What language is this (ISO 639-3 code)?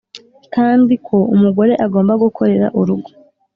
kin